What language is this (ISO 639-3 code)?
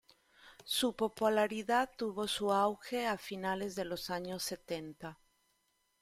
spa